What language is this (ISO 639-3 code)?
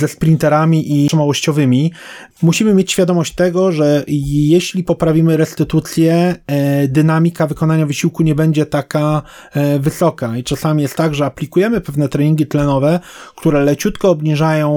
pol